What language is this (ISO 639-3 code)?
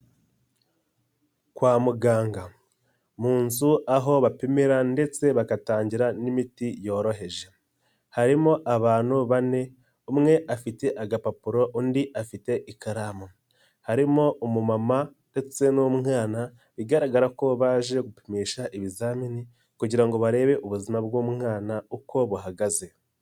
kin